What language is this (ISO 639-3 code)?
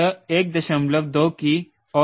hin